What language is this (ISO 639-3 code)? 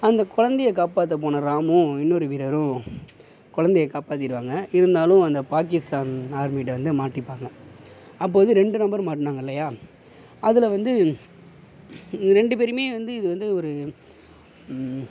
tam